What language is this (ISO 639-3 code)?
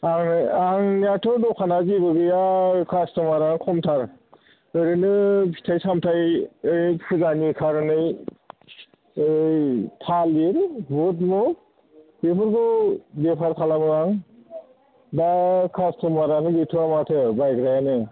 brx